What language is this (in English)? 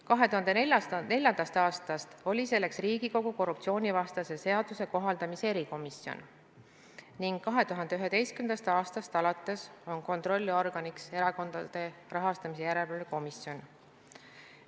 Estonian